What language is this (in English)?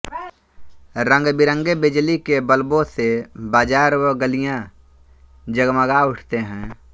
Hindi